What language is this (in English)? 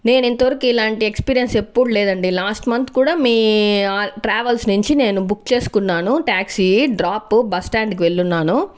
Telugu